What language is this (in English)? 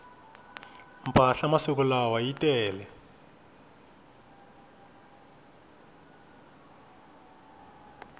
Tsonga